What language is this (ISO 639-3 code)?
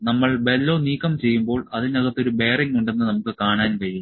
mal